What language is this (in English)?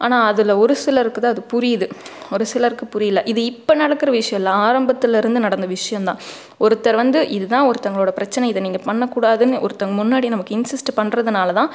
Tamil